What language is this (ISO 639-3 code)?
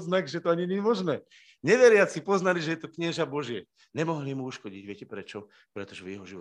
slk